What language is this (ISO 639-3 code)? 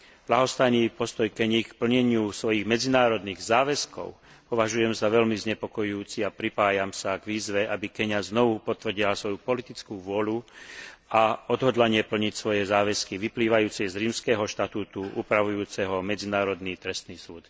slk